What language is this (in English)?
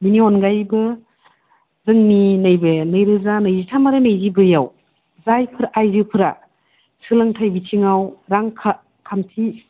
Bodo